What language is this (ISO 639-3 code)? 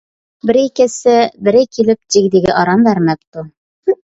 uig